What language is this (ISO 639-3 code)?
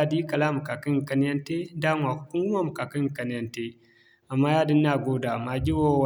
dje